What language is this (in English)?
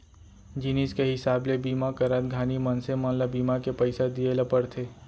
Chhattisgarhi